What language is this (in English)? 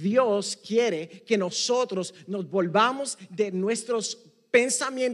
Spanish